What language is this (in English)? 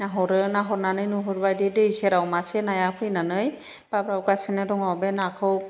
Bodo